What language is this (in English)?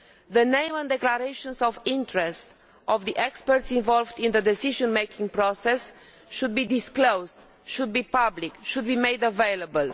English